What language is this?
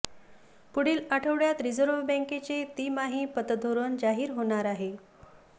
Marathi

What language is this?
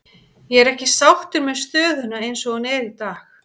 Icelandic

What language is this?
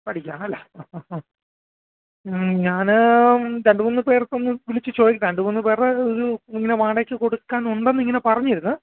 Malayalam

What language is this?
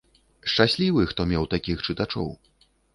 Belarusian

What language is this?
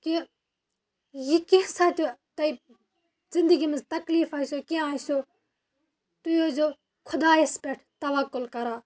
Kashmiri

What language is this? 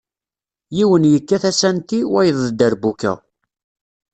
Kabyle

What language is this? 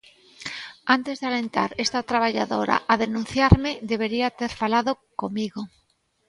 Galician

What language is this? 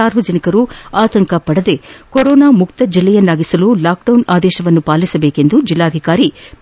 Kannada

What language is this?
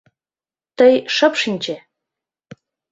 Mari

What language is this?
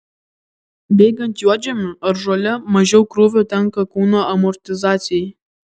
Lithuanian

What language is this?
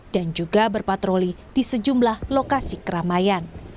Indonesian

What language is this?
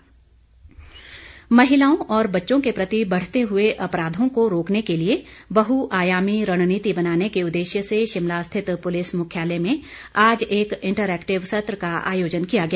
Hindi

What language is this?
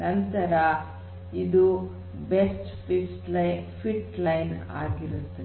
Kannada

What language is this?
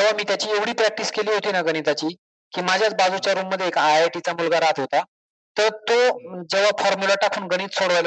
Marathi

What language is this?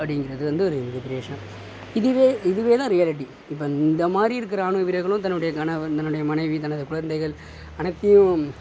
Tamil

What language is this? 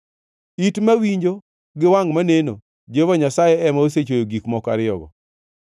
Luo (Kenya and Tanzania)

